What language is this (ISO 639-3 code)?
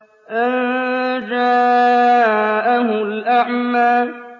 ara